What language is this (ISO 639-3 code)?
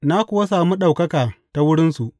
hau